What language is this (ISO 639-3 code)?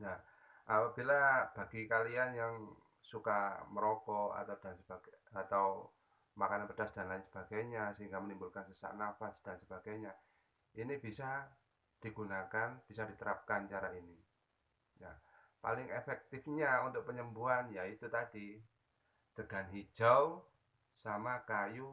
ind